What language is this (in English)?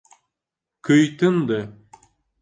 Bashkir